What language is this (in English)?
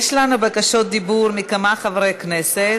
Hebrew